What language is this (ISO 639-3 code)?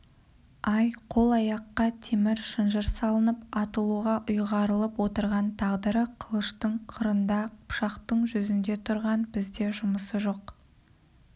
kaz